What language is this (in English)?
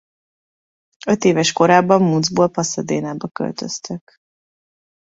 Hungarian